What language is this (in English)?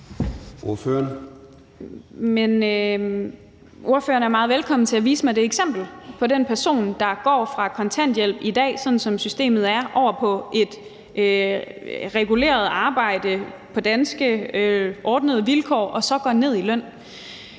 Danish